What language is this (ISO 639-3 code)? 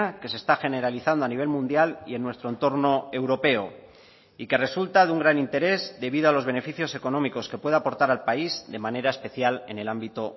spa